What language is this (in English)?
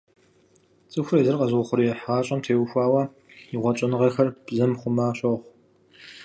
Kabardian